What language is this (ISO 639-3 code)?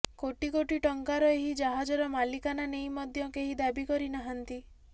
ori